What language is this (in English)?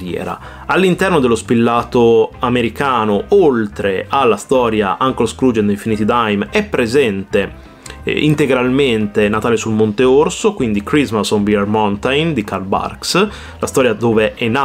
Italian